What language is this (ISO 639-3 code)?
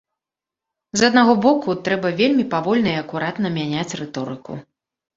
bel